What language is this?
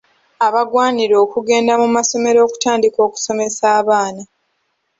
Ganda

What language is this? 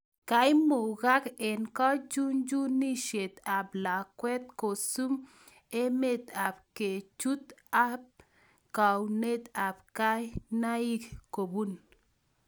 Kalenjin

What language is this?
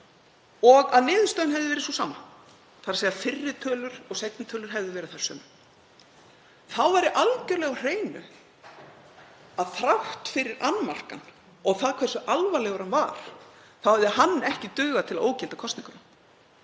Icelandic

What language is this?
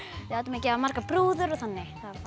Icelandic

